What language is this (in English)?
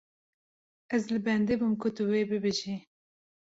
Kurdish